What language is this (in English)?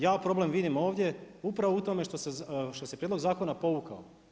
Croatian